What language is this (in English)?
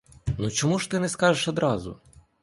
Ukrainian